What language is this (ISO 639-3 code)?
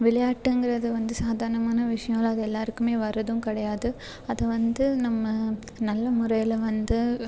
tam